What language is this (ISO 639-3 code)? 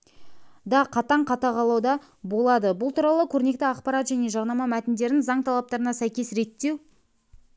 kaz